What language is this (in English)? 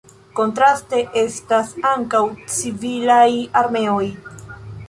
Esperanto